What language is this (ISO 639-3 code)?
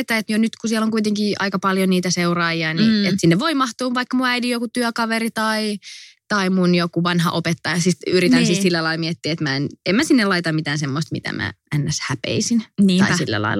fin